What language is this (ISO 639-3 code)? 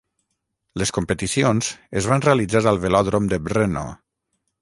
cat